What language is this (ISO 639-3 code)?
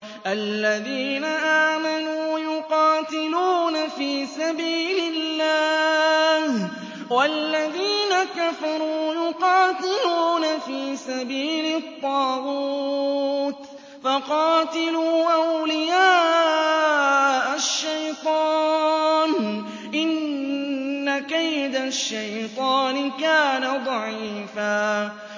ara